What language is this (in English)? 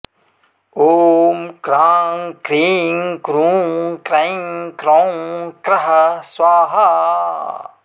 Sanskrit